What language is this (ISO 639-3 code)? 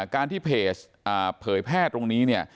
tha